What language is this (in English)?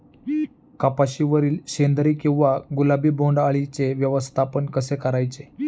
Marathi